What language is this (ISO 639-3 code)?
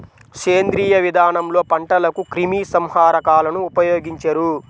tel